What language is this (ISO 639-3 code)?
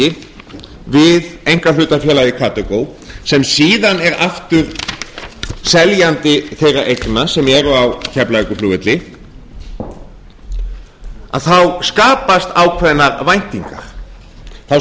isl